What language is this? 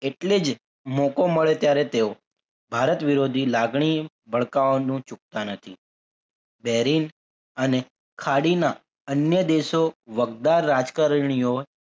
Gujarati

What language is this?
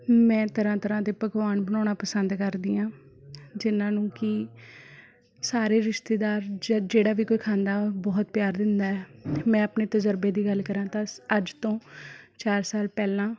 Punjabi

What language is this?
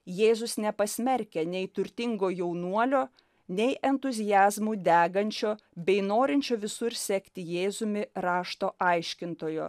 Lithuanian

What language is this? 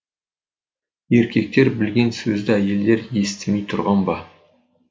Kazakh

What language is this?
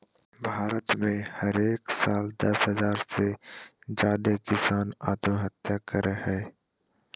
Magahi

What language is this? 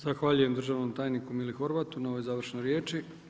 Croatian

